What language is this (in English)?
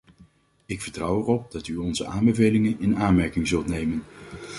Dutch